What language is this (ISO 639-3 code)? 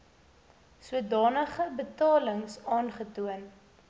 afr